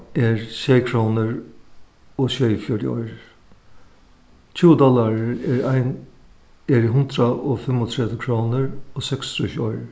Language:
Faroese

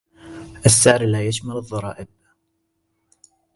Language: Arabic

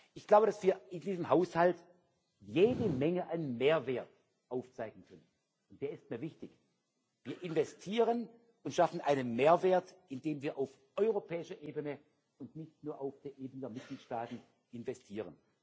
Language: German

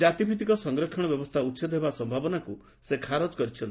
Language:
Odia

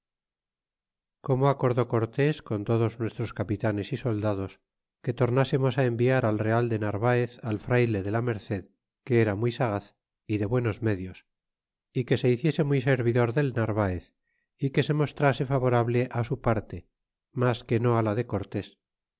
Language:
Spanish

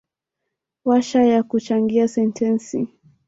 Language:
Swahili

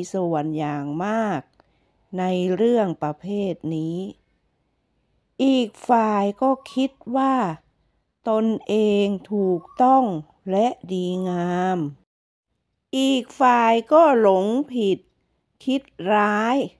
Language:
Thai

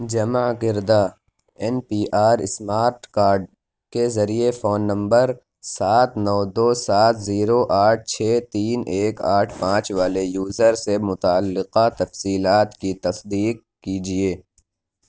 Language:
Urdu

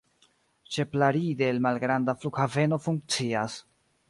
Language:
Esperanto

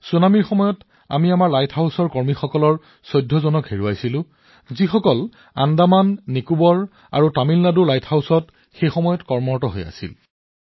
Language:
Assamese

